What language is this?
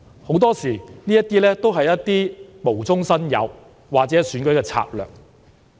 Cantonese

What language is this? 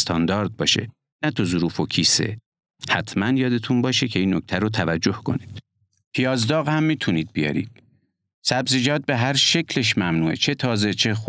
Persian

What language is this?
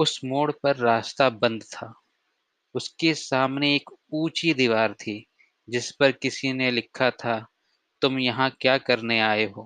Hindi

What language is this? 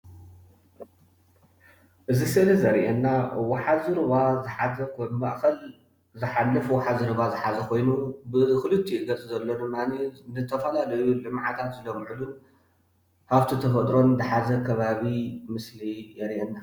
Tigrinya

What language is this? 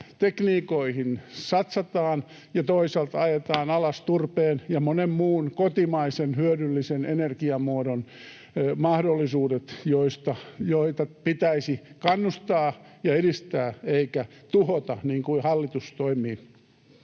Finnish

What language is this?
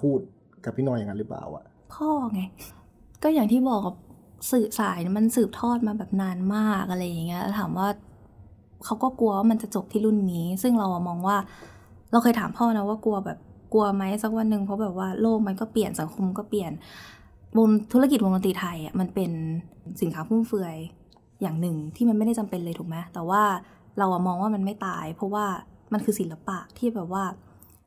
Thai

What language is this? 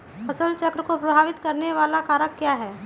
Magahi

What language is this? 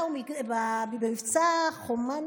Hebrew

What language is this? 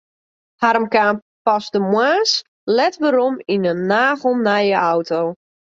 Western Frisian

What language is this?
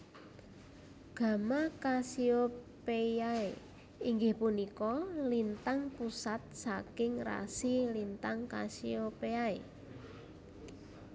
Javanese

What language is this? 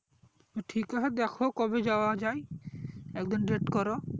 Bangla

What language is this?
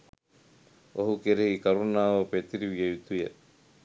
Sinhala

